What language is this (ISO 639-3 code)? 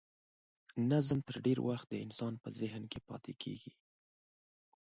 pus